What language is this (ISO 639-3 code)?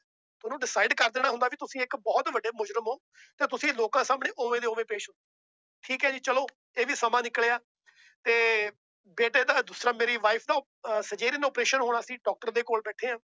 pan